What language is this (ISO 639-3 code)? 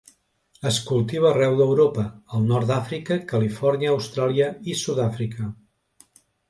cat